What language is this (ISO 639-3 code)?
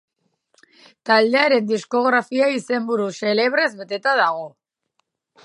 eus